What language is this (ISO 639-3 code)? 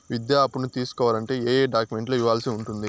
tel